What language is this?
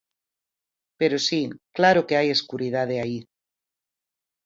Galician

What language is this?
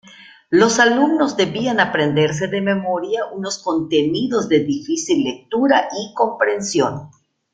Spanish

